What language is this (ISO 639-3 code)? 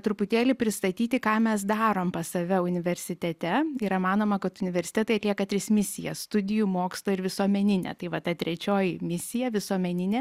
lit